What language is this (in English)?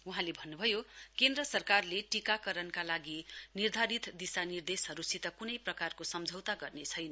Nepali